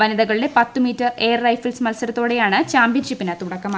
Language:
Malayalam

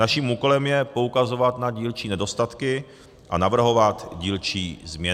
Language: Czech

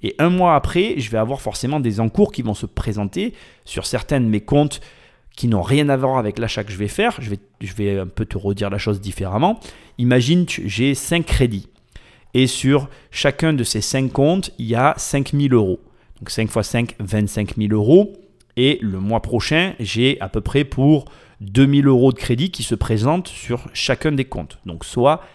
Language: French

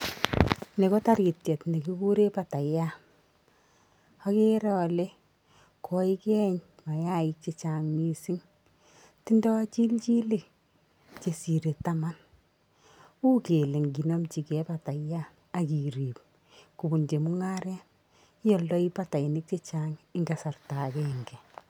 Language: Kalenjin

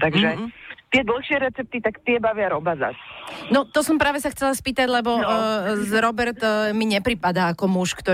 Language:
Slovak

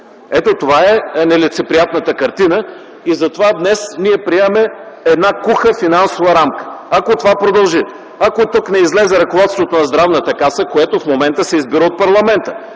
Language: Bulgarian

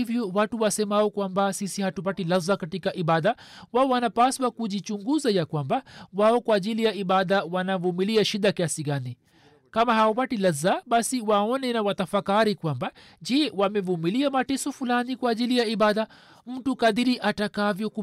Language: Swahili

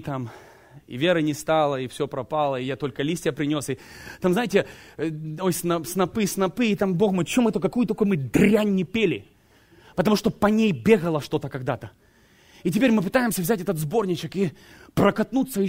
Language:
Russian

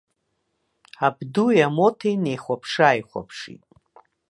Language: Abkhazian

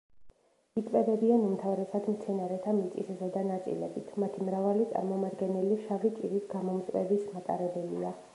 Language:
Georgian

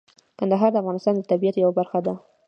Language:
Pashto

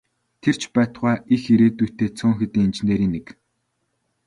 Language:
Mongolian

